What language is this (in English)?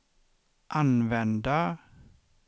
Swedish